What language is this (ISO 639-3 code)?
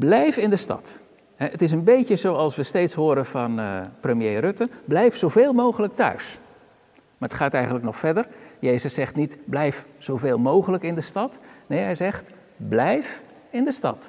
nld